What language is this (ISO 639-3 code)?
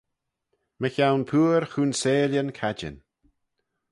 glv